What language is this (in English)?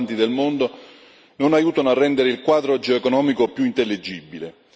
Italian